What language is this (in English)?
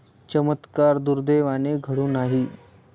Marathi